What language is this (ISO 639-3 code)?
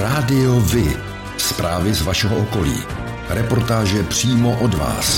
ces